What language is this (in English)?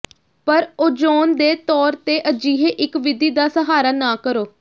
Punjabi